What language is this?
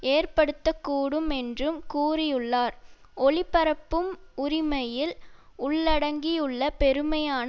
Tamil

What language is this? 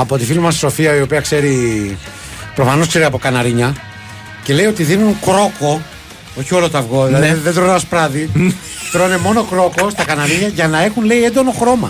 Greek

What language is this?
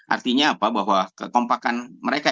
Indonesian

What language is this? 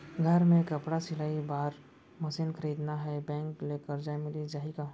Chhattisgarhi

